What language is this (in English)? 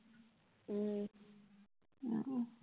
Assamese